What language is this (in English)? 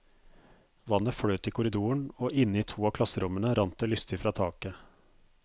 Norwegian